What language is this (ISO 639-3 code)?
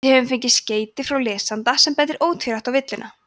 isl